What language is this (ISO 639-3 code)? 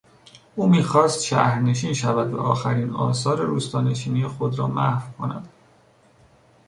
fas